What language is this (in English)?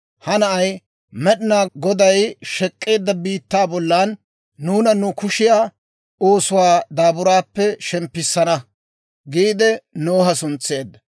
Dawro